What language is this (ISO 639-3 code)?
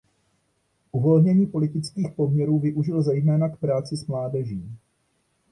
ces